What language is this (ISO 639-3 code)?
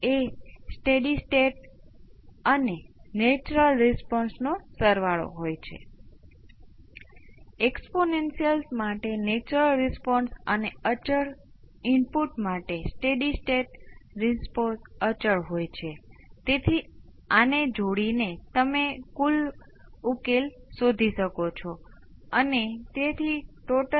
guj